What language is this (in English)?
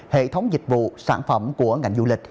Vietnamese